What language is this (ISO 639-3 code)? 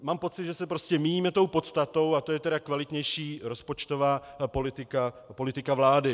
ces